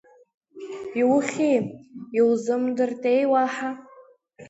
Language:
Abkhazian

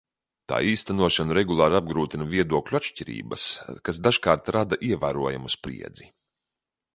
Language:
Latvian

